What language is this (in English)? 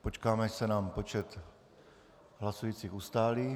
Czech